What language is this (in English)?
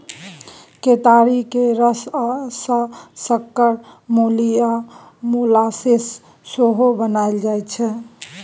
Maithili